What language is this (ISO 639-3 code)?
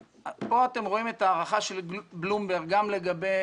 heb